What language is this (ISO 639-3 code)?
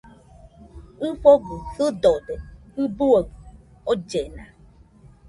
hux